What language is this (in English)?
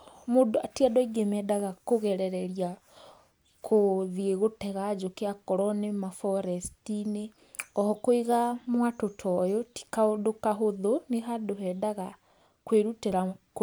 Kikuyu